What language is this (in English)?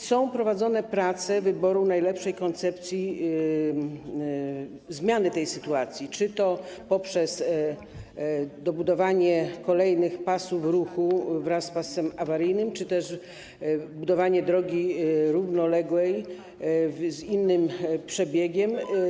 Polish